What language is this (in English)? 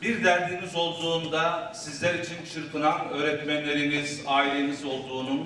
Turkish